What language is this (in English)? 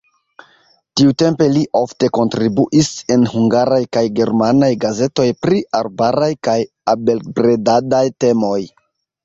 Esperanto